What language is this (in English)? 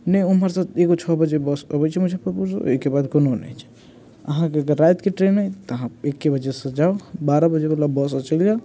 Maithili